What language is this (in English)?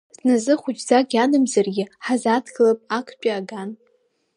Abkhazian